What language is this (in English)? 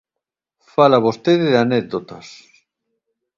Galician